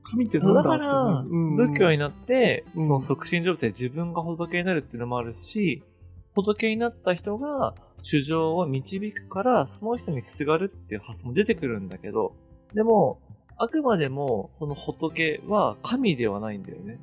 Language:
Japanese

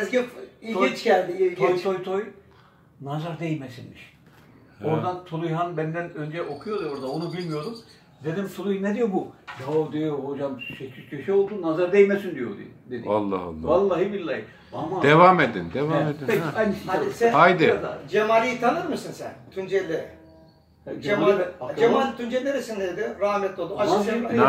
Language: Turkish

